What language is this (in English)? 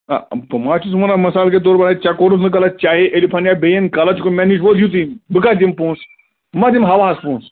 Kashmiri